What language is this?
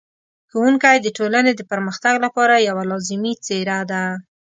Pashto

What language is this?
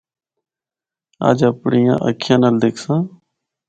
Northern Hindko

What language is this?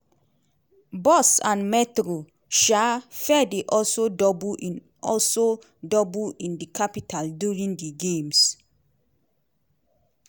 Nigerian Pidgin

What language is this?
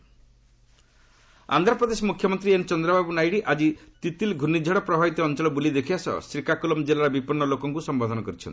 Odia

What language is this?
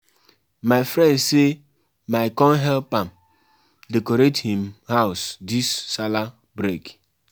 Nigerian Pidgin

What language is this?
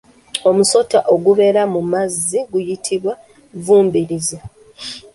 Ganda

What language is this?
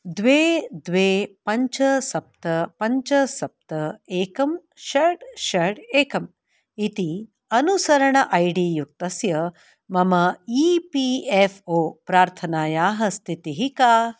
Sanskrit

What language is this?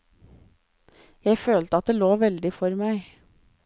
Norwegian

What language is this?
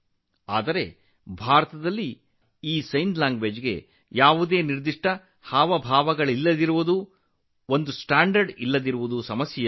Kannada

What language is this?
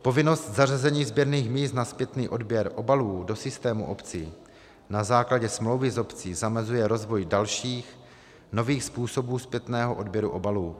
Czech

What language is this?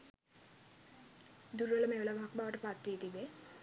Sinhala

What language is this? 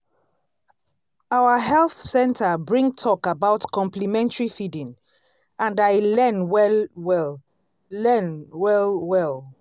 Nigerian Pidgin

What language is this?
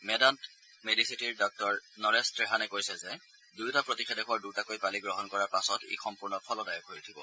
Assamese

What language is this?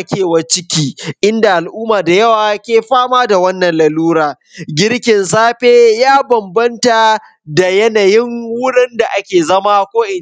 Hausa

